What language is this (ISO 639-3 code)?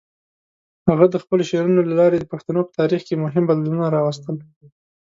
pus